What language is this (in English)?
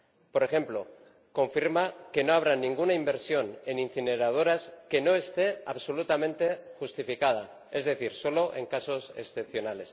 Spanish